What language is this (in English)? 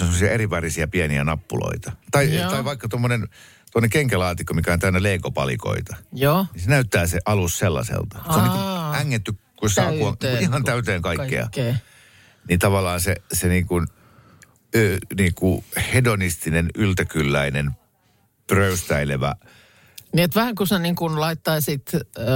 Finnish